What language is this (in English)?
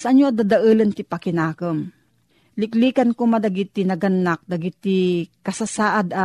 Filipino